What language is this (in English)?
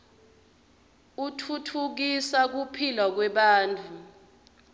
Swati